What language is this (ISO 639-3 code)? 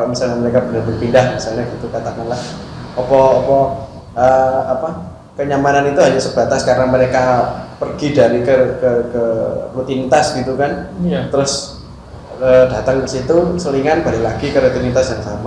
ind